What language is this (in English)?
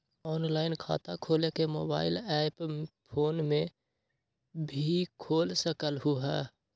Magahi